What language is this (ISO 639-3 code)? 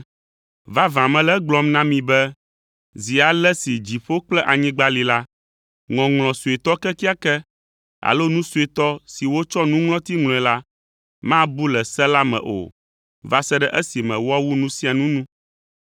ewe